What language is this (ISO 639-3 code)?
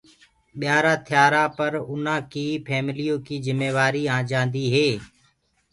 ggg